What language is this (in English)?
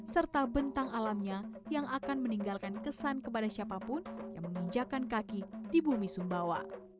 Indonesian